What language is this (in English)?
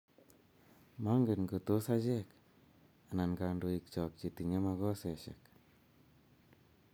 Kalenjin